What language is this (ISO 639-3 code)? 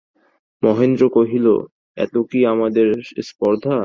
ben